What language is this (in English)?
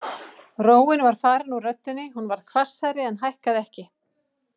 Icelandic